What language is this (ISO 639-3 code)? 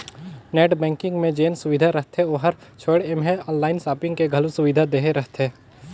hne